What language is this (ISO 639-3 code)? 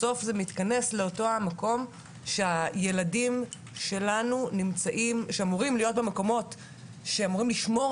heb